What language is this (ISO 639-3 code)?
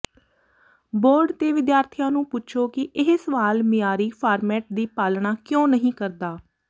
pan